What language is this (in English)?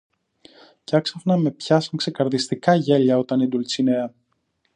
Greek